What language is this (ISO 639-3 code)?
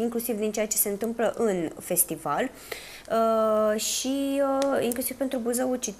ron